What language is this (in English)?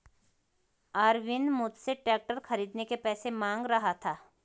Hindi